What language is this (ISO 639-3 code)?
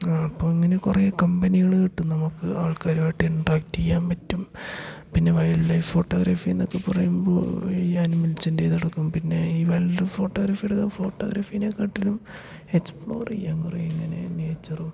mal